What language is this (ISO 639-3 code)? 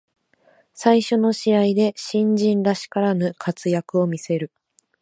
jpn